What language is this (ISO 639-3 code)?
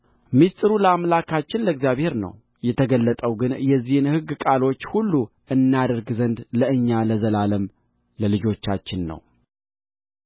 amh